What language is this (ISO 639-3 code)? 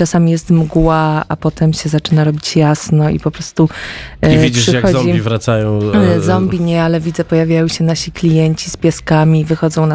pol